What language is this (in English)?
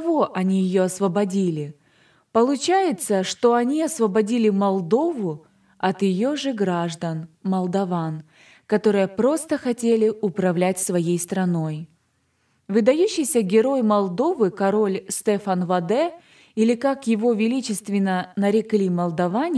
Russian